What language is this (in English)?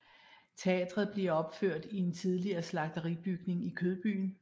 Danish